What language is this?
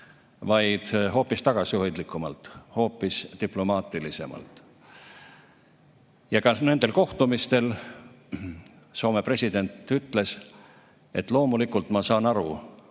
Estonian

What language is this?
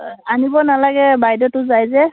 Assamese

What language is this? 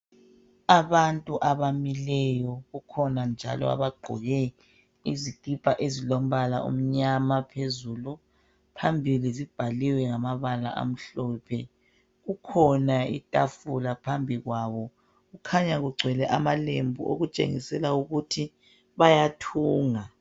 North Ndebele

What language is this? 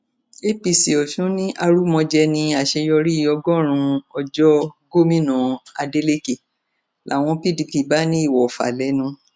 Yoruba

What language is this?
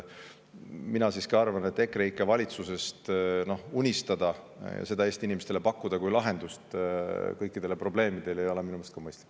Estonian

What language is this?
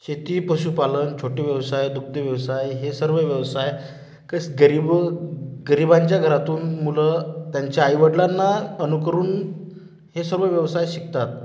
Marathi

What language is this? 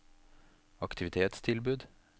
Norwegian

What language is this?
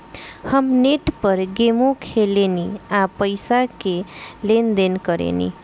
Bhojpuri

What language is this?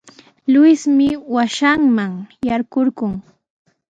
Sihuas Ancash Quechua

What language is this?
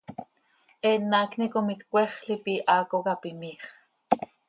Seri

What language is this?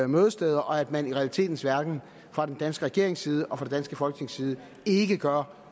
Danish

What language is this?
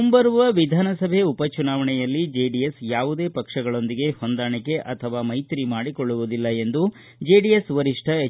Kannada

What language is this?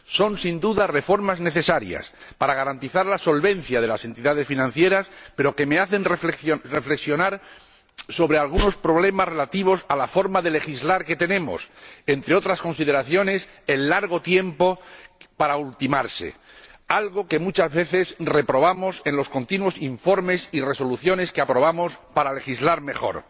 Spanish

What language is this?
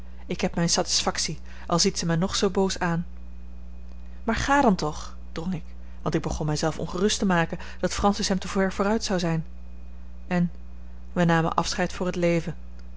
Dutch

